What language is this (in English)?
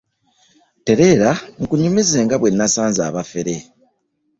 Ganda